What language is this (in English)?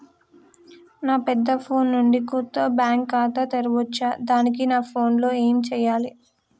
Telugu